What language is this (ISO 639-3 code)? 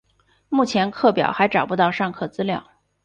zho